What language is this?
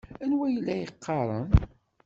Kabyle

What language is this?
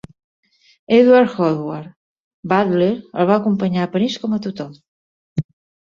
Catalan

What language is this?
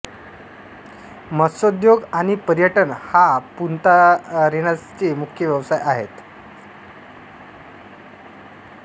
Marathi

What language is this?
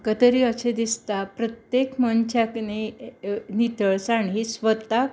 Konkani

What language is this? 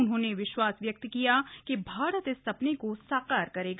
Hindi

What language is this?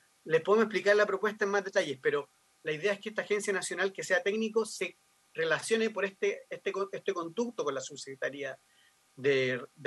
Spanish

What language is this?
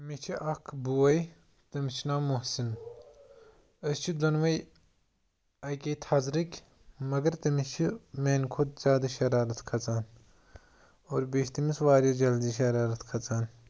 Kashmiri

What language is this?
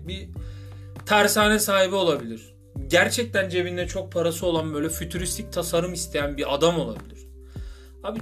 Turkish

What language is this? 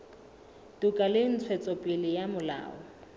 Southern Sotho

